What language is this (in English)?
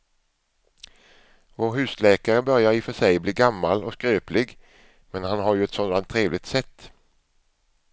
Swedish